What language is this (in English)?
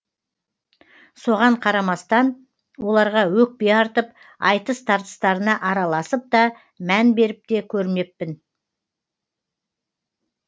Kazakh